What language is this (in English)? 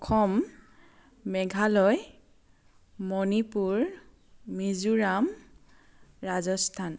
Assamese